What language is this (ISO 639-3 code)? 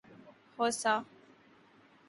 urd